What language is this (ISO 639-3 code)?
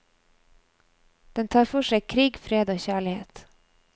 nor